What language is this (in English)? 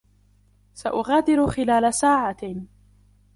Arabic